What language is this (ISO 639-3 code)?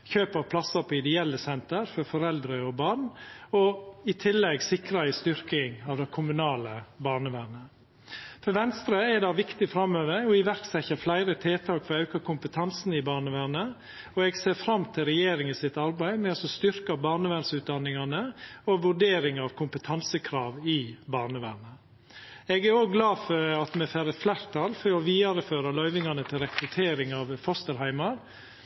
nno